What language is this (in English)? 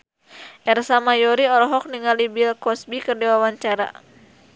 Sundanese